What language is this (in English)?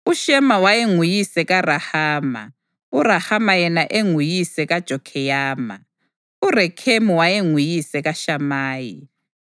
North Ndebele